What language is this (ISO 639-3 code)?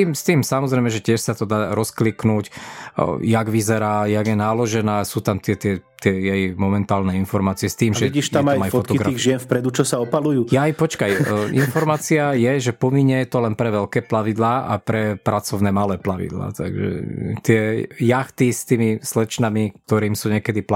slk